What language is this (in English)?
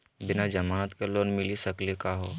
Magahi